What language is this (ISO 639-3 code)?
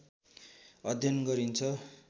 nep